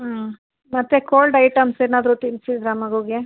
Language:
Kannada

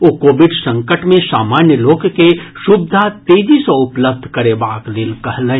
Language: Maithili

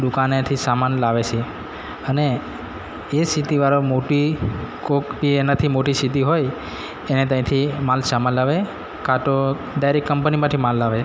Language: Gujarati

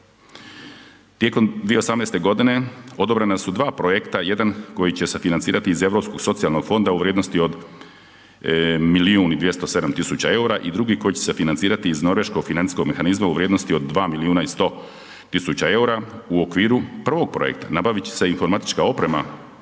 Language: Croatian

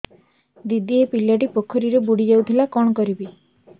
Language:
Odia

